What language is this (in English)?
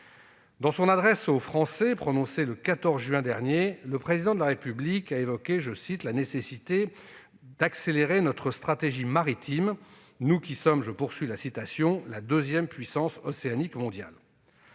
French